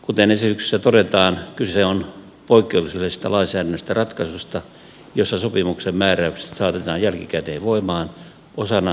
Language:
Finnish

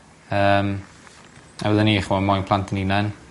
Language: Welsh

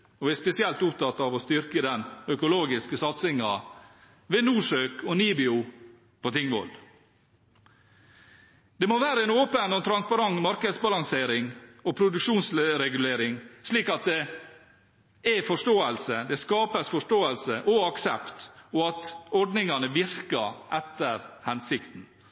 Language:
Norwegian Bokmål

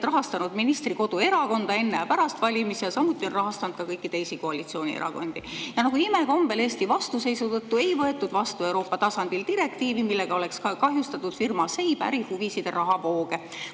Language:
Estonian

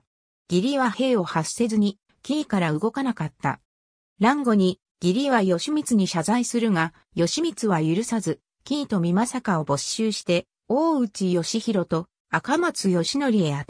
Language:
Japanese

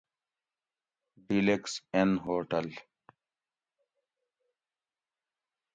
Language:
Gawri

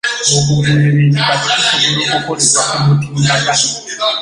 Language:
Ganda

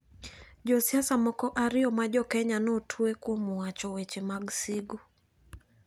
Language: Luo (Kenya and Tanzania)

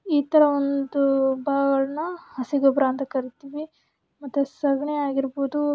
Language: Kannada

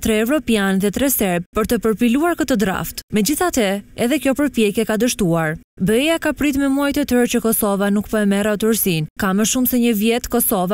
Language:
Romanian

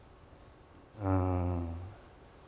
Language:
Japanese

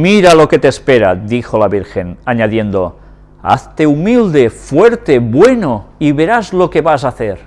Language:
Spanish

